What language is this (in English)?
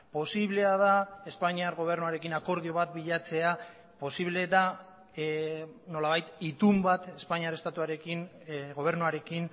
Basque